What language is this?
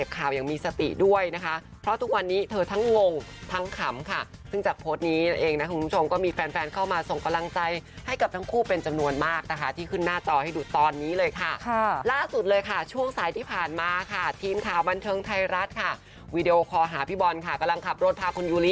Thai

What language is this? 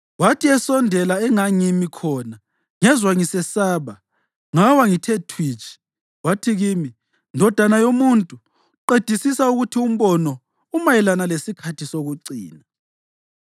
North Ndebele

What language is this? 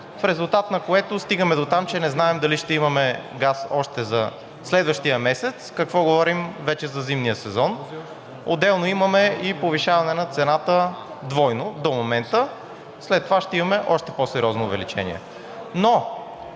Bulgarian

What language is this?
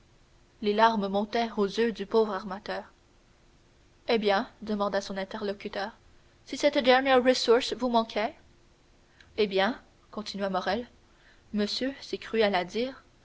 French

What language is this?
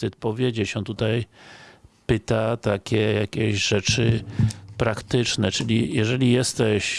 Polish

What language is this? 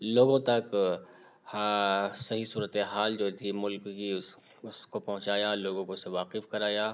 Urdu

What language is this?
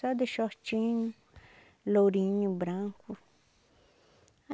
Portuguese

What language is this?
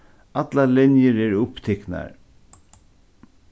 Faroese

